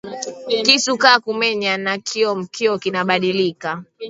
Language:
Swahili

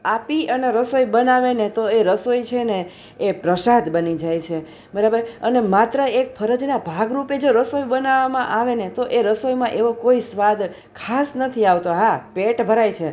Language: Gujarati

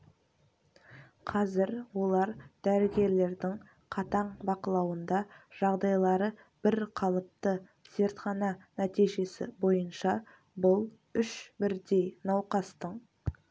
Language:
Kazakh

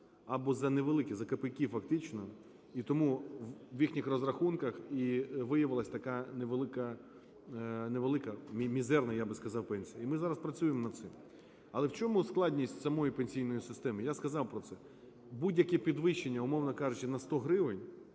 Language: Ukrainian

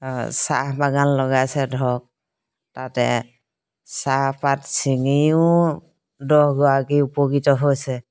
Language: Assamese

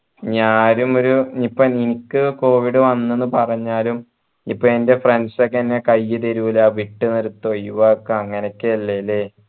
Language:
Malayalam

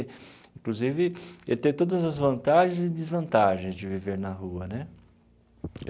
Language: Portuguese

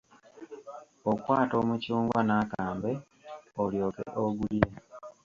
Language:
Ganda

